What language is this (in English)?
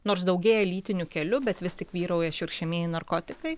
Lithuanian